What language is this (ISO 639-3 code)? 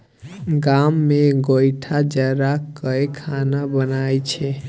mai